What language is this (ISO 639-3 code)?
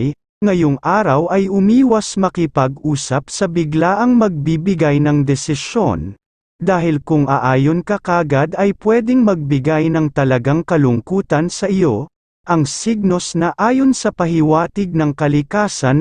fil